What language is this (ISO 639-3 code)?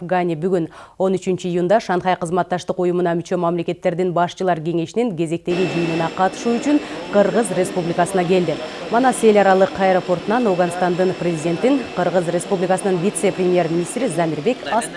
rus